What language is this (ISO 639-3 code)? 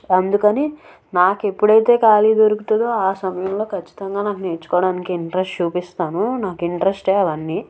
tel